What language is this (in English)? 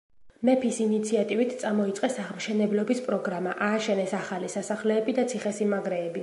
Georgian